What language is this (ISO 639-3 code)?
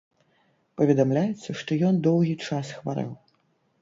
bel